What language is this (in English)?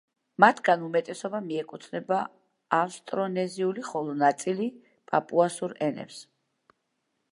Georgian